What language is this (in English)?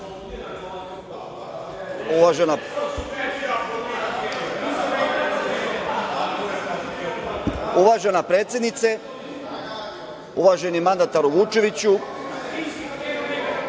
Serbian